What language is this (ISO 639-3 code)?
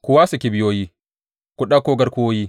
hau